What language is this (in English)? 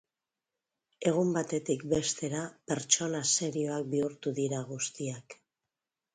Basque